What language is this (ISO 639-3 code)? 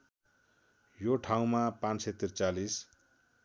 nep